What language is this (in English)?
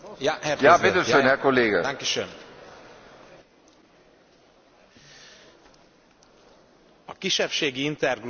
Hungarian